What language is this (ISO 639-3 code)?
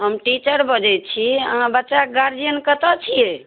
mai